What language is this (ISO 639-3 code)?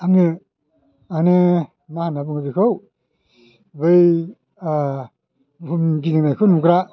brx